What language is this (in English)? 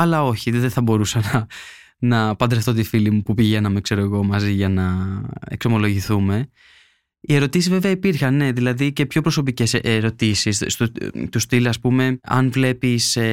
Greek